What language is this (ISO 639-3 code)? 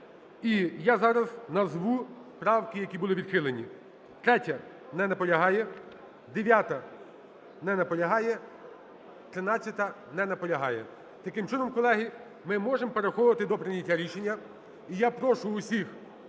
ukr